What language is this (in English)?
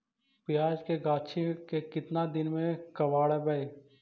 Magahi